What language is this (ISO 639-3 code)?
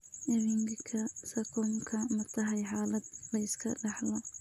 som